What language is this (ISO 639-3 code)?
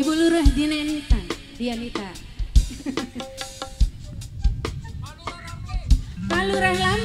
ind